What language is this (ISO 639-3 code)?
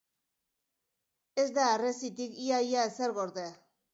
eus